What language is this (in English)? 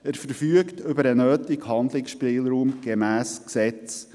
Swiss German